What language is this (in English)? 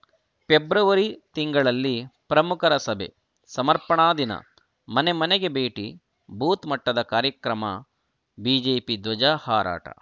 Kannada